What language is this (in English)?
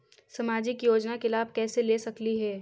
Magahi